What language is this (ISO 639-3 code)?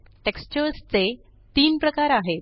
mar